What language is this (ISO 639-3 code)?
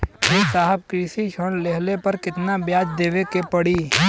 bho